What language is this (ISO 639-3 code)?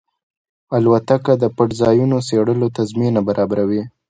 pus